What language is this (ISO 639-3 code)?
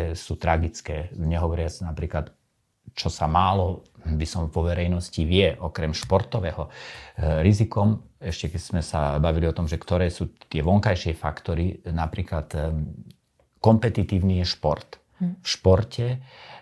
slk